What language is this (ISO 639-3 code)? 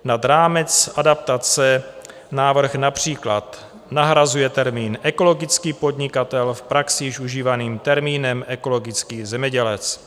ces